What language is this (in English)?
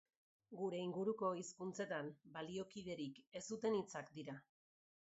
Basque